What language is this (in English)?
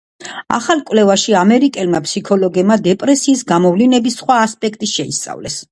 Georgian